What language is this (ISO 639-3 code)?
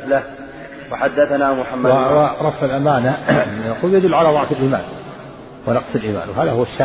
ara